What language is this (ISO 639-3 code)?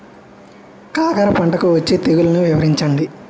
tel